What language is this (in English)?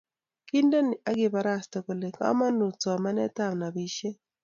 Kalenjin